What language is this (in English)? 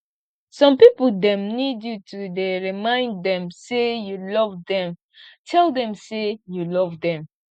Nigerian Pidgin